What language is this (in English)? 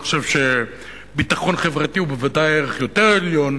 Hebrew